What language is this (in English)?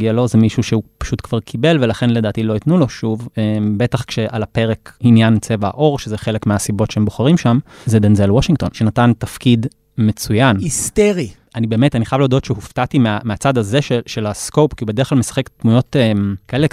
Hebrew